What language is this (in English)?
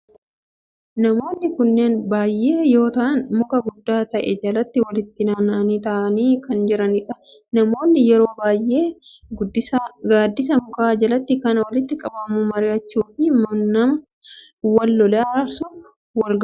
Oromo